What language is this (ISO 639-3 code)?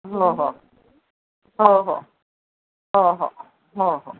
mar